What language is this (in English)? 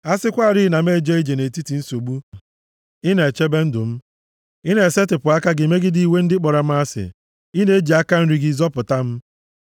Igbo